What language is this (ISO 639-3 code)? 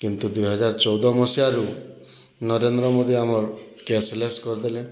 ori